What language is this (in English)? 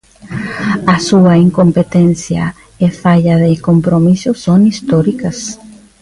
Galician